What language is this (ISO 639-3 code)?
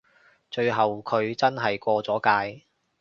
yue